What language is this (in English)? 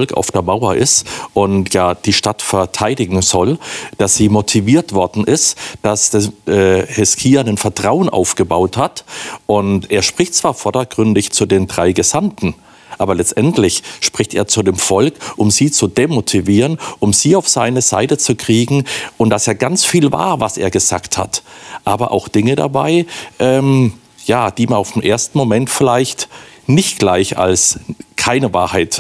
German